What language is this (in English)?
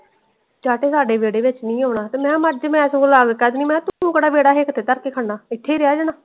Punjabi